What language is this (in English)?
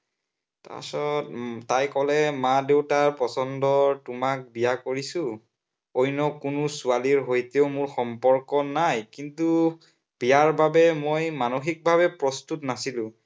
Assamese